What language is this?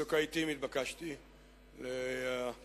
Hebrew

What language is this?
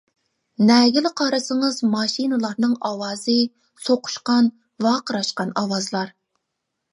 Uyghur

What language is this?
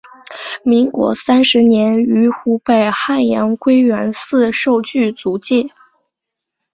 Chinese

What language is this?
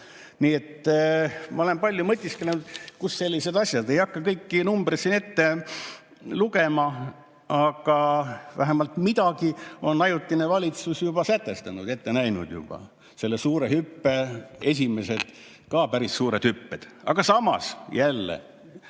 Estonian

